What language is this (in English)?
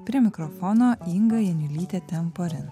Lithuanian